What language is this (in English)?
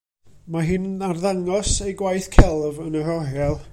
Welsh